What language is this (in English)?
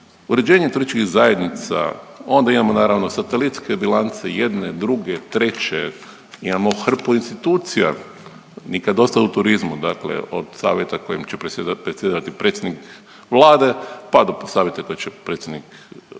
Croatian